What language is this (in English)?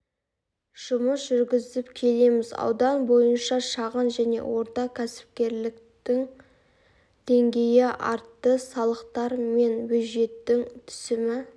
Kazakh